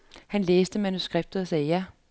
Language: Danish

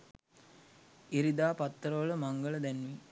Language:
Sinhala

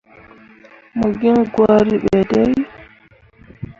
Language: Mundang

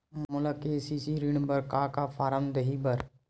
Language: Chhattisgarhi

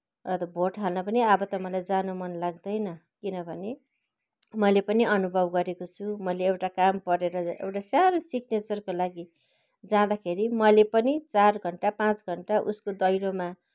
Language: Nepali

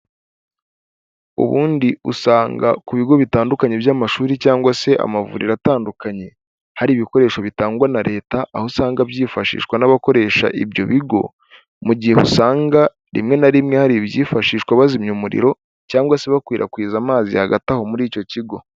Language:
Kinyarwanda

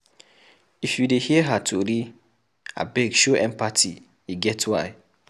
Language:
Nigerian Pidgin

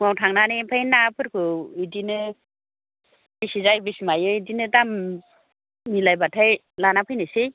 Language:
Bodo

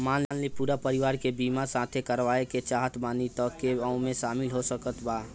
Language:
Bhojpuri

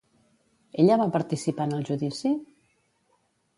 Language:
Catalan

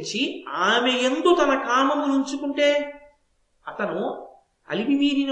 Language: Telugu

